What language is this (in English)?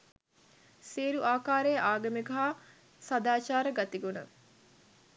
Sinhala